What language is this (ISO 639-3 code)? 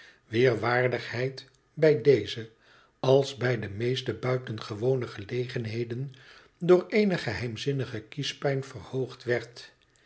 nld